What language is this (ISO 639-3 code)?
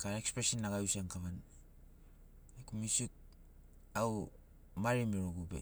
snc